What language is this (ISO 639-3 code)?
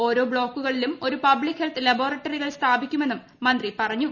mal